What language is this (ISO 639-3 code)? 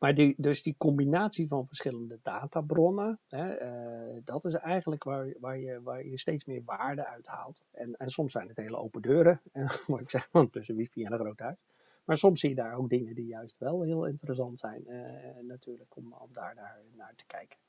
nld